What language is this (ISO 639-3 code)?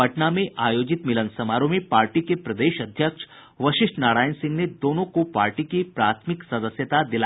hin